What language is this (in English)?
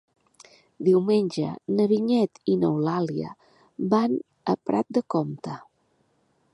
Catalan